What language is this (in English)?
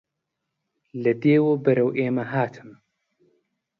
Central Kurdish